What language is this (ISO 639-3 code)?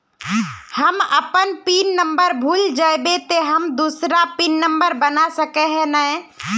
mag